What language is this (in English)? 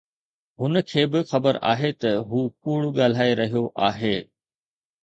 Sindhi